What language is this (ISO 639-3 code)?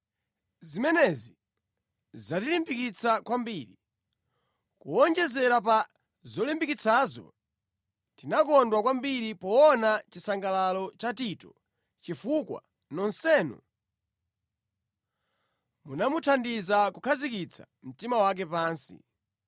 nya